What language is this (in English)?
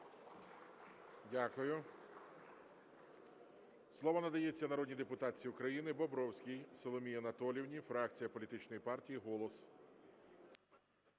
Ukrainian